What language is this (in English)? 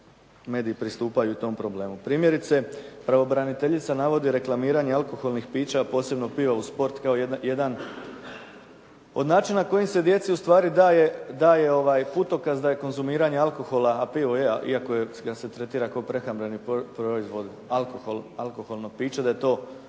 Croatian